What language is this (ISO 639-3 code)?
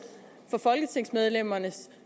dan